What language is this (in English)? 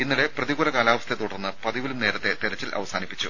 Malayalam